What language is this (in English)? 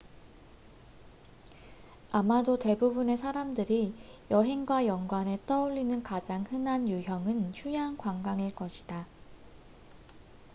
Korean